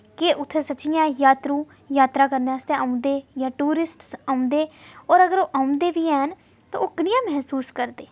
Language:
Dogri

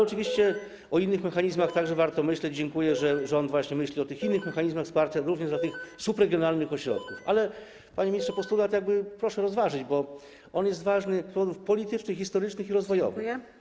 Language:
Polish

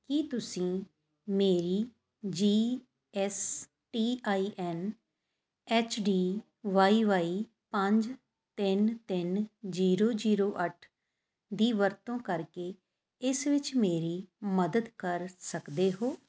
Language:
Punjabi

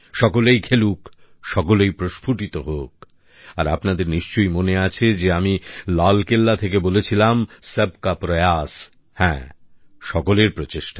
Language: Bangla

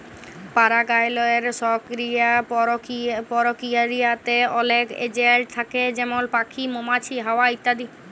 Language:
Bangla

